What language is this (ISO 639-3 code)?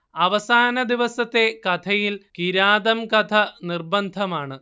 mal